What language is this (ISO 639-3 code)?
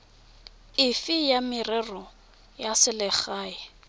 tsn